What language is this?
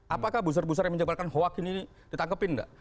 Indonesian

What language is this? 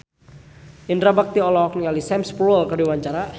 Sundanese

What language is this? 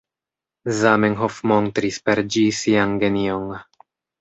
Esperanto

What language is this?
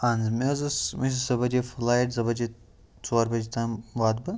Kashmiri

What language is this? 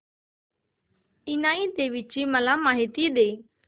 Marathi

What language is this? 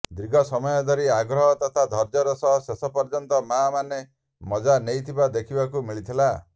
Odia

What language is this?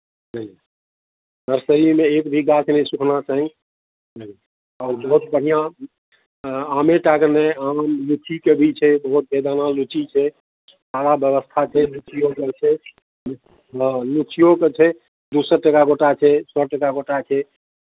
Maithili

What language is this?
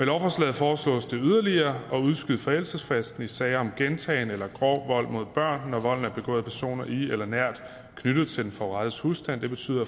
Danish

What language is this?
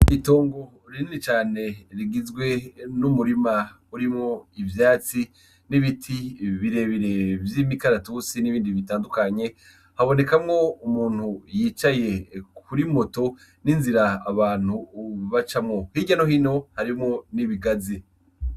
Rundi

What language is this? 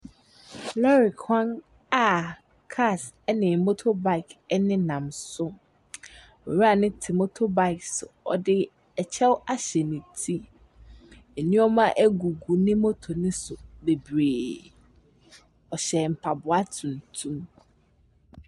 Akan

